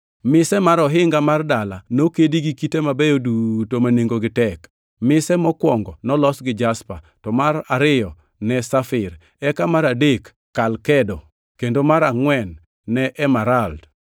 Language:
Luo (Kenya and Tanzania)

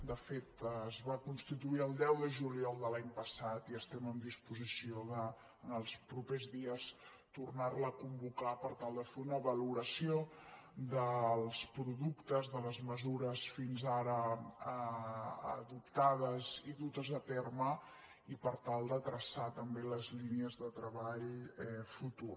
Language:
Catalan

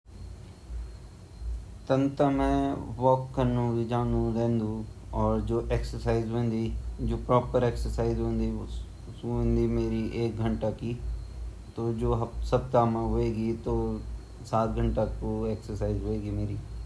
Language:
Garhwali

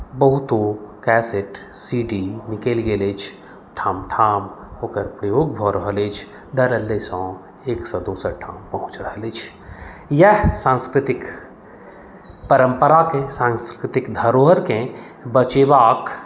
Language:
Maithili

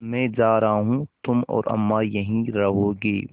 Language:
Hindi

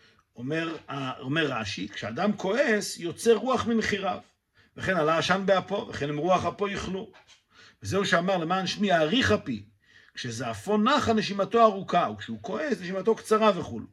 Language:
Hebrew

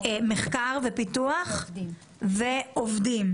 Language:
Hebrew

